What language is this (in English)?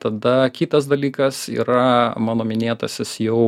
Lithuanian